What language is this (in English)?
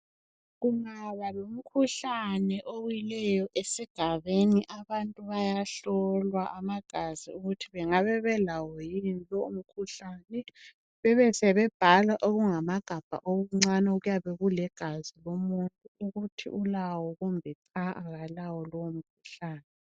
North Ndebele